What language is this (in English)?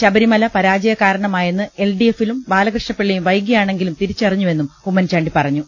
Malayalam